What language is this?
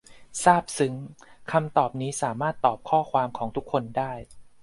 Thai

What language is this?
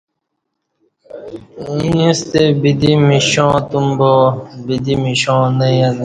Kati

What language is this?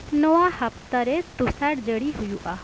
Santali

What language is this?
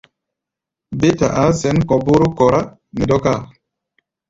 Gbaya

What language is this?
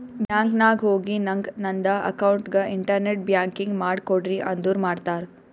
Kannada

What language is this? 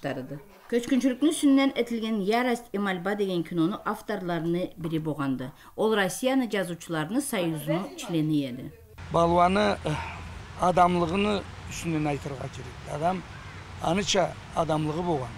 Turkish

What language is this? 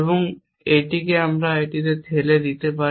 Bangla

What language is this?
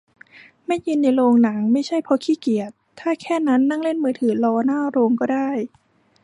Thai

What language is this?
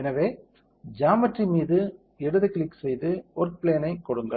Tamil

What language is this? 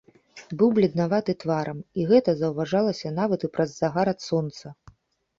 Belarusian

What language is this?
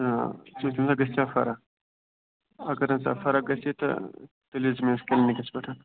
Kashmiri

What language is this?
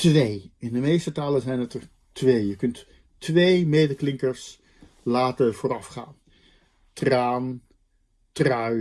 Dutch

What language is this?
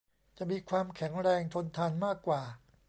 Thai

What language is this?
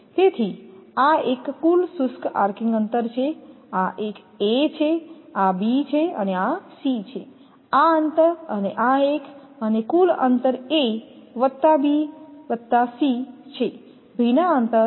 Gujarati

